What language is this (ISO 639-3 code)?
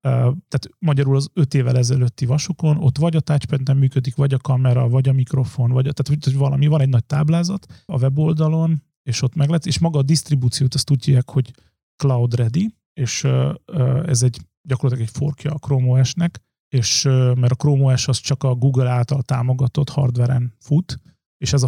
hun